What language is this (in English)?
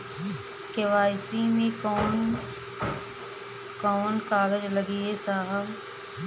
Bhojpuri